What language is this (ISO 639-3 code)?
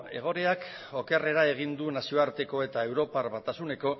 eus